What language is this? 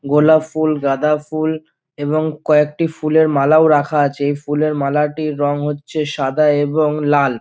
Bangla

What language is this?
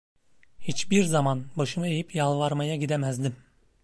Turkish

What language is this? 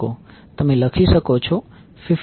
Gujarati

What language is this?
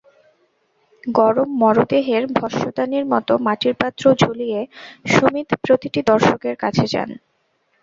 Bangla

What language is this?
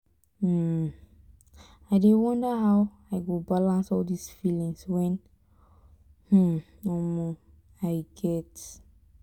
Nigerian Pidgin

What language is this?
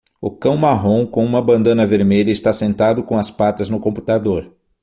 Portuguese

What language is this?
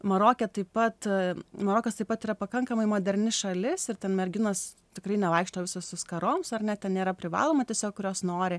Lithuanian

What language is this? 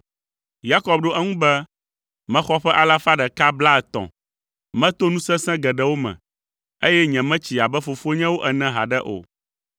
Ewe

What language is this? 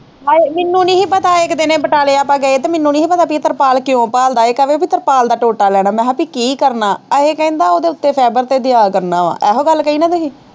Punjabi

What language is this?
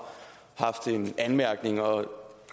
Danish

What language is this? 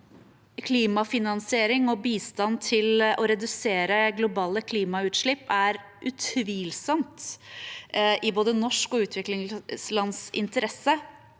Norwegian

